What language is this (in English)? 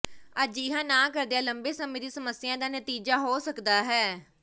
Punjabi